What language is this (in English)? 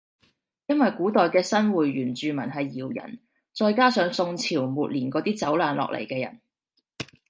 Cantonese